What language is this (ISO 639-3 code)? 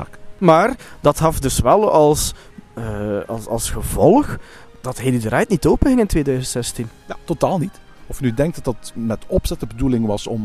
nld